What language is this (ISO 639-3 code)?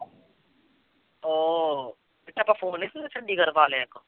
pan